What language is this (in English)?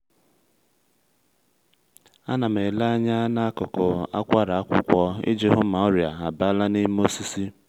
Igbo